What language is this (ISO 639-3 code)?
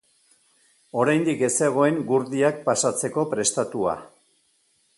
eus